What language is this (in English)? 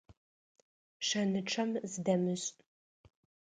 Adyghe